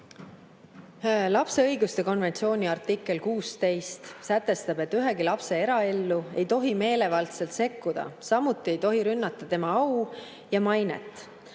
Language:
Estonian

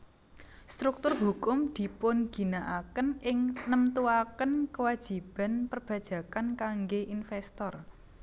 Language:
Javanese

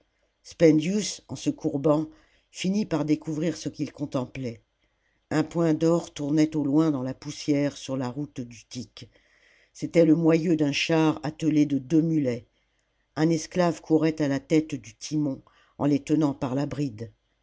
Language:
French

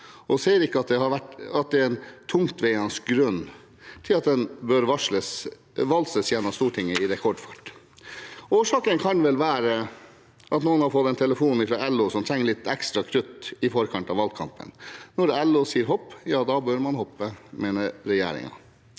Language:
Norwegian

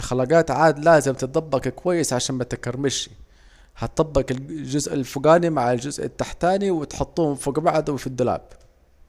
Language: Saidi Arabic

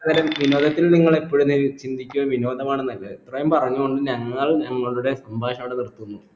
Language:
Malayalam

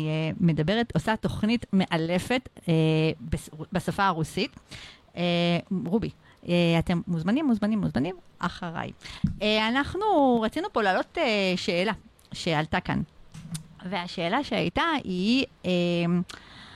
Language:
Hebrew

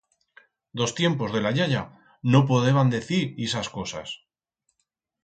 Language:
Aragonese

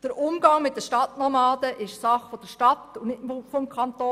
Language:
Swiss German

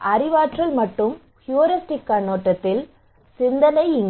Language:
Tamil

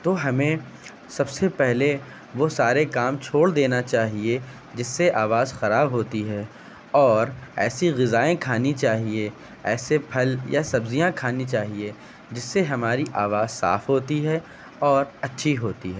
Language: Urdu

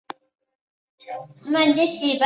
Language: Chinese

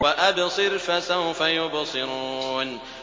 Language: Arabic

